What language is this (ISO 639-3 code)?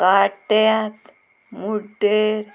kok